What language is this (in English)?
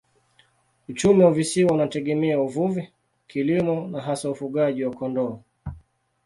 Swahili